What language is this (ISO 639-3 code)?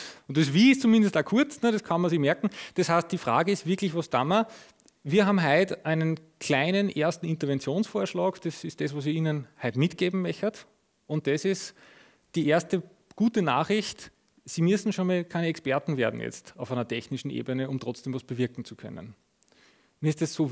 deu